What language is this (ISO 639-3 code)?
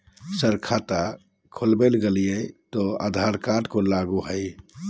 mag